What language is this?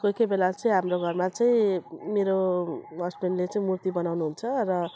Nepali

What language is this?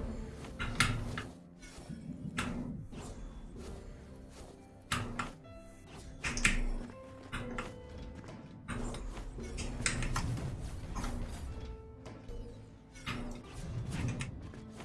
Portuguese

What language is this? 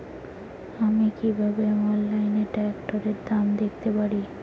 Bangla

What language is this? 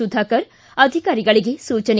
Kannada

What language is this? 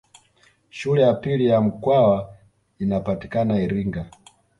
Swahili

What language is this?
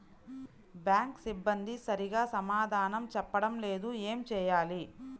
Telugu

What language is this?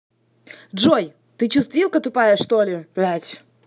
Russian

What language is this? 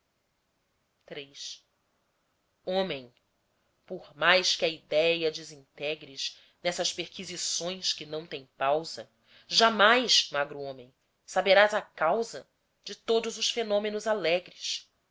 Portuguese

